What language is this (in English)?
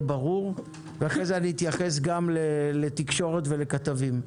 Hebrew